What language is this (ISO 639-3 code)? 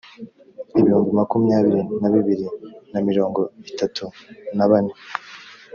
kin